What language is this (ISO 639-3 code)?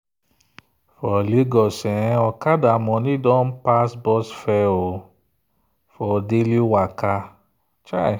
pcm